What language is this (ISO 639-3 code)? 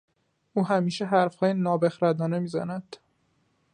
fas